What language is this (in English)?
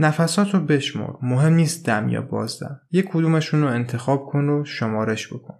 Persian